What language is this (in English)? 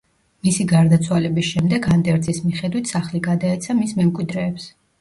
Georgian